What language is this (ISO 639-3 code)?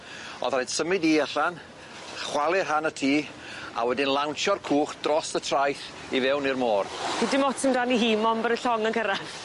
cym